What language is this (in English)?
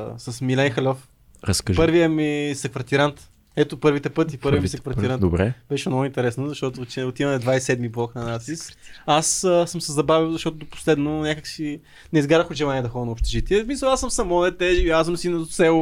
Bulgarian